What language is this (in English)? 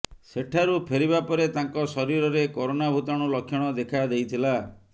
Odia